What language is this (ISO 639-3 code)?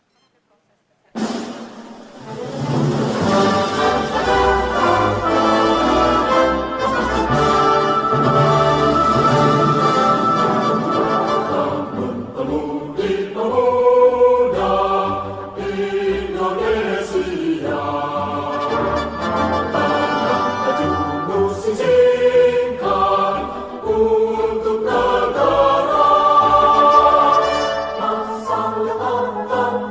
ind